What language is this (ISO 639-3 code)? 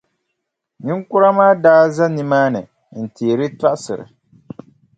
dag